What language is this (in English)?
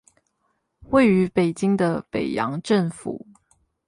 Chinese